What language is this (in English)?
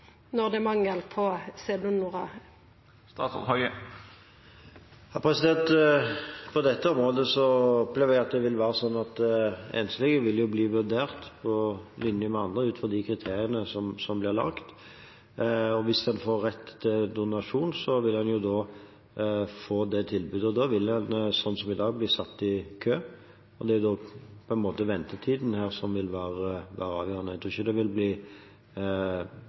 Norwegian